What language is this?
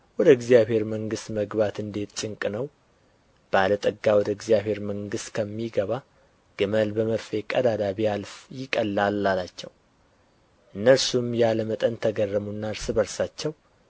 Amharic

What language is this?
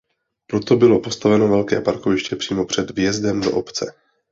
Czech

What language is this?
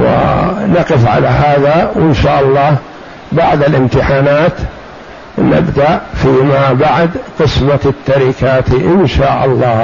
Arabic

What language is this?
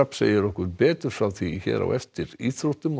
Icelandic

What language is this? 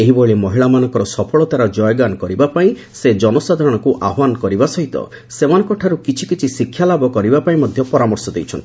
Odia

